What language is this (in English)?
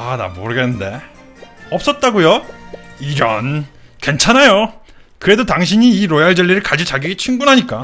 Korean